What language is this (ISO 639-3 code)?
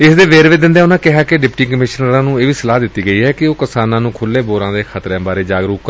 pan